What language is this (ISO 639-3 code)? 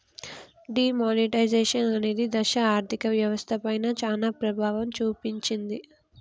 tel